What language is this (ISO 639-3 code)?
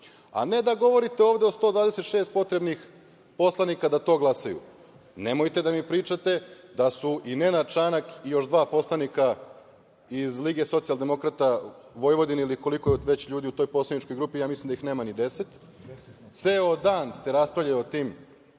srp